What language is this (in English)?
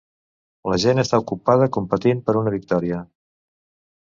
Catalan